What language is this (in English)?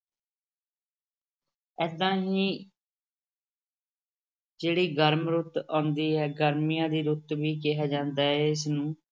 Punjabi